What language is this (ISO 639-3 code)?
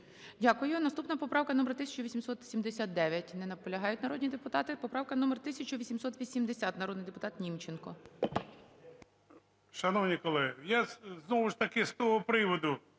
ukr